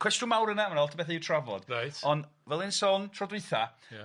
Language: Welsh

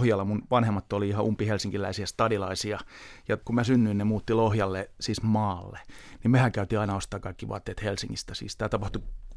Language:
Finnish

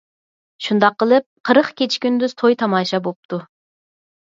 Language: Uyghur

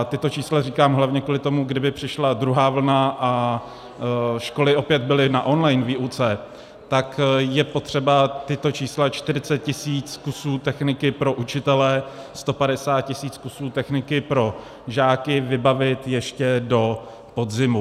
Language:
Czech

